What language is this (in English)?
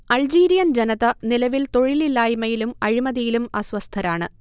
Malayalam